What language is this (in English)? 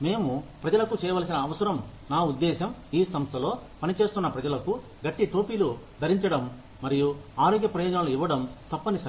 Telugu